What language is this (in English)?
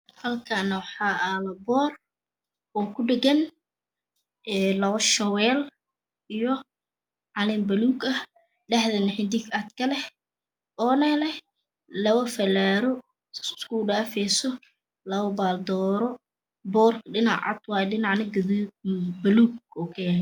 Somali